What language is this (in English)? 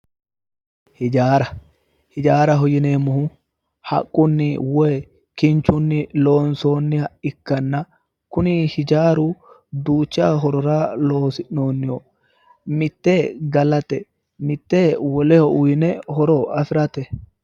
Sidamo